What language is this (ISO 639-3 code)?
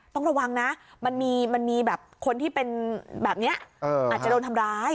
tha